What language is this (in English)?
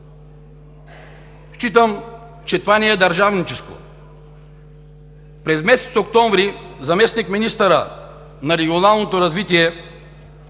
Bulgarian